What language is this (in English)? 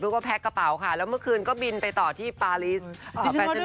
Thai